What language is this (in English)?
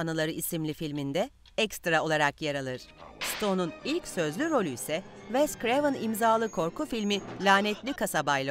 Turkish